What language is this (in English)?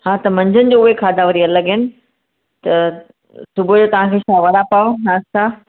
Sindhi